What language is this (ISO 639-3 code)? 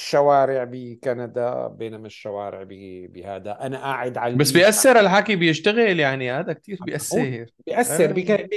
ara